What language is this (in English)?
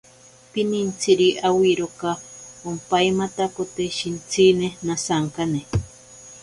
Ashéninka Perené